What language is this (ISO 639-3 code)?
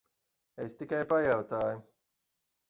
lav